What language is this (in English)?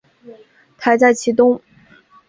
Chinese